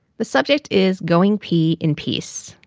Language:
English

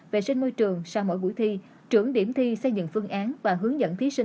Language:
Vietnamese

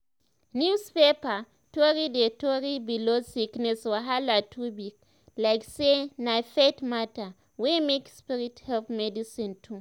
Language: Nigerian Pidgin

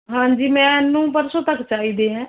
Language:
Punjabi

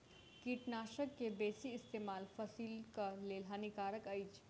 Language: Maithili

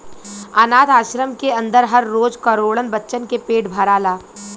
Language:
Bhojpuri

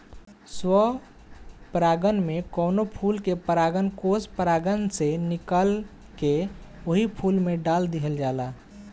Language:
Bhojpuri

